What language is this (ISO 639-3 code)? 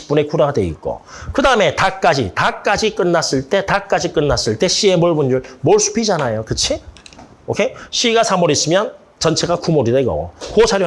kor